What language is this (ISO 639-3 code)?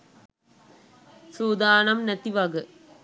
sin